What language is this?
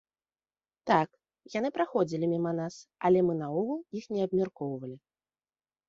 Belarusian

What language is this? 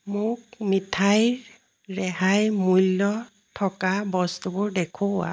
Assamese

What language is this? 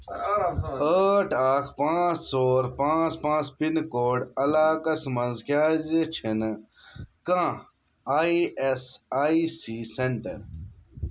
Kashmiri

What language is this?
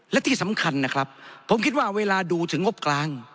Thai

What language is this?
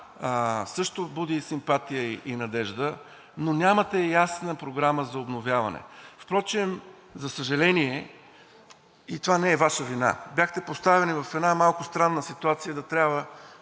Bulgarian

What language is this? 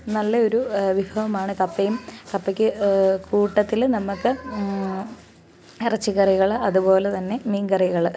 Malayalam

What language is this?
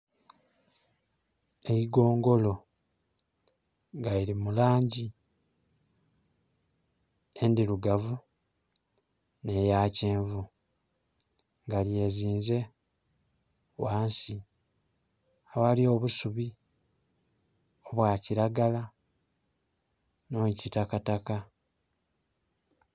Soga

